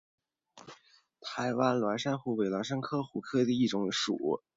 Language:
Chinese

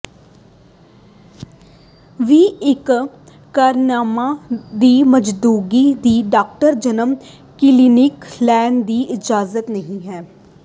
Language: Punjabi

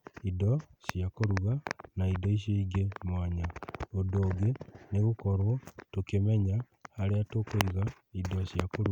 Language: Kikuyu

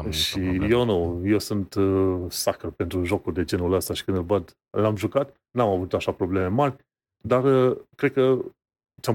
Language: Romanian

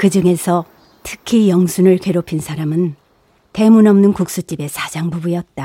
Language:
Korean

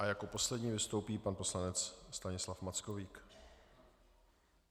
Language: Czech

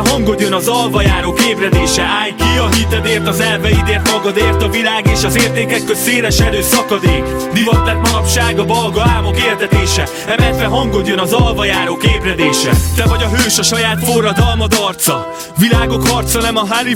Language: Hungarian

